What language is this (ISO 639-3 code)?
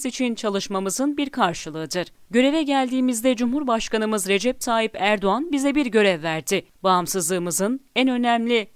tur